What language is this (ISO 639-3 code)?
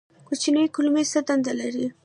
pus